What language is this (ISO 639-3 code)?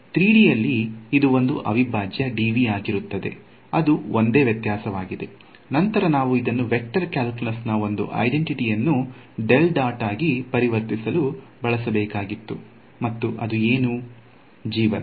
kan